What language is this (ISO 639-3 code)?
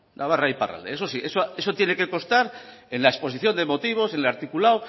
spa